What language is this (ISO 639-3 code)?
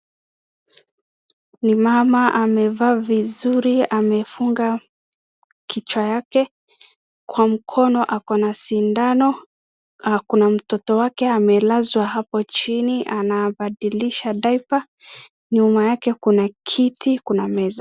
swa